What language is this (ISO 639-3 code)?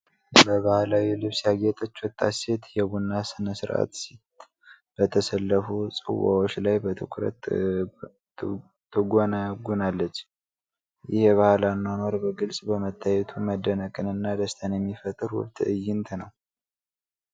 amh